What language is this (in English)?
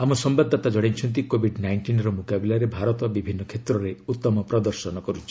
Odia